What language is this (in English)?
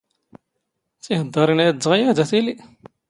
Standard Moroccan Tamazight